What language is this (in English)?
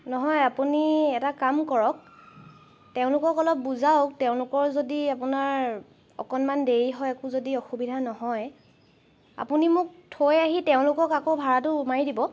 Assamese